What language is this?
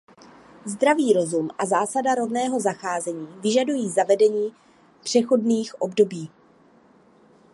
Czech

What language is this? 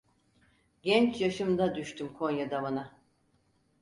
Turkish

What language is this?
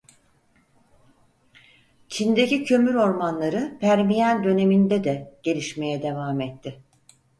Turkish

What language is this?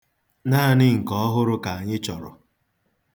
Igbo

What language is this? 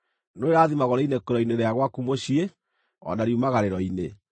Kikuyu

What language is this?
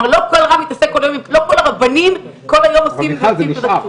Hebrew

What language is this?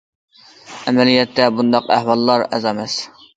Uyghur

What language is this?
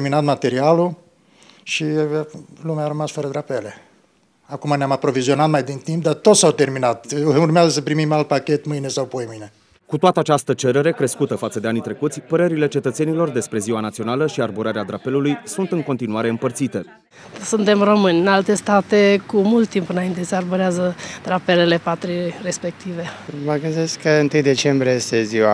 Romanian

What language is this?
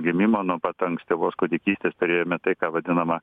Lithuanian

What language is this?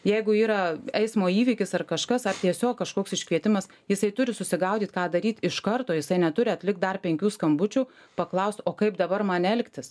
Lithuanian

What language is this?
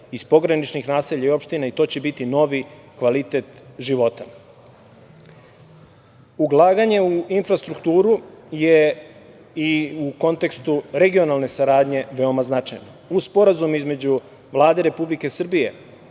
Serbian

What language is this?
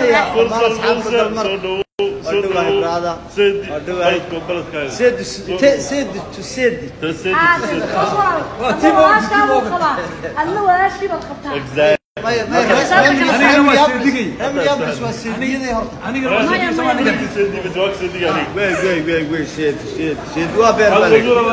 Arabic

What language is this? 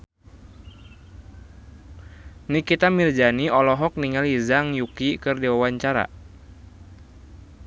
Sundanese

